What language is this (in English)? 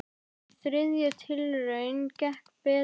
Icelandic